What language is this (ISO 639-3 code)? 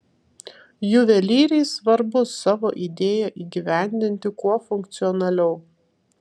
lit